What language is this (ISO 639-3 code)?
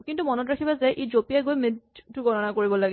asm